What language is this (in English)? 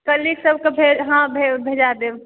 Maithili